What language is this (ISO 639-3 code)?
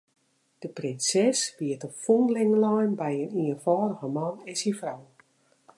fry